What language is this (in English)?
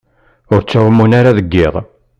Kabyle